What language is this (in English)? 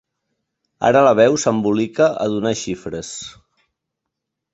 Catalan